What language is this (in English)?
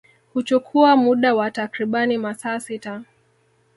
Swahili